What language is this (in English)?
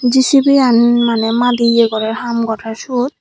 Chakma